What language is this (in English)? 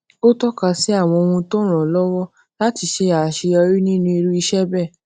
Yoruba